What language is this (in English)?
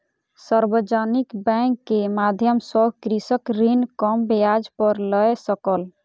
Maithili